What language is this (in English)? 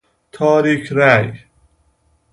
Persian